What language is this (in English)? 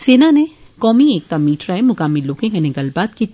Dogri